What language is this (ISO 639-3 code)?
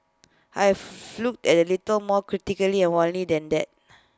eng